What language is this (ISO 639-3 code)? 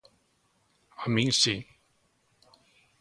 glg